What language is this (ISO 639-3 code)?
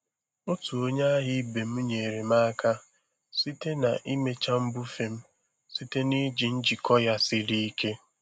ibo